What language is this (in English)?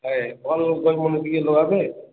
Odia